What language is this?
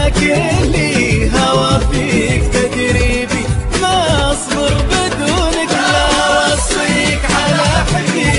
Arabic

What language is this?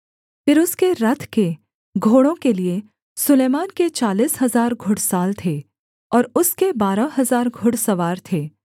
Hindi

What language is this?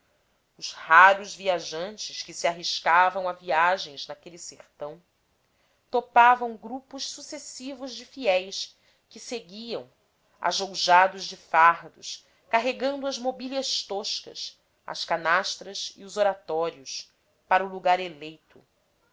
Portuguese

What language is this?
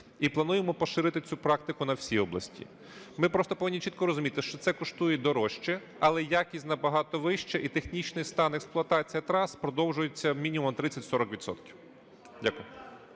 Ukrainian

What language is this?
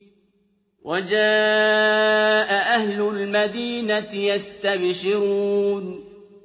Arabic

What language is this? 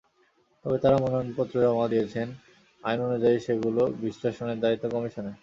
Bangla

